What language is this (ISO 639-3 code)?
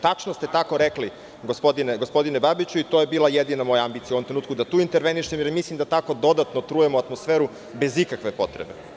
srp